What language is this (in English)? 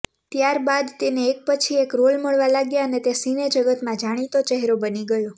Gujarati